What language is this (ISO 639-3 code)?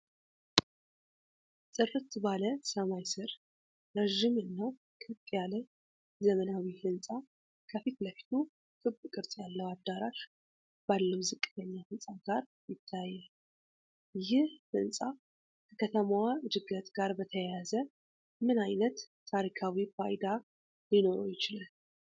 amh